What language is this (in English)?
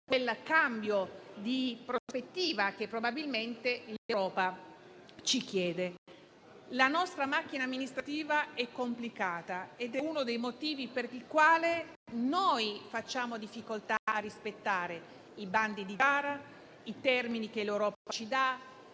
Italian